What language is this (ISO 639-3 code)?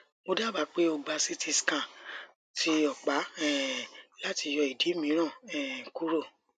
yor